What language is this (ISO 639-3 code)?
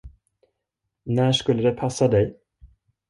swe